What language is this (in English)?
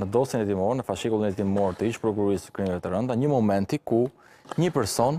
Romanian